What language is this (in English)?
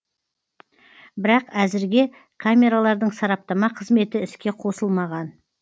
Kazakh